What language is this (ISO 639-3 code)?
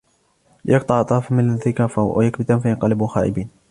ara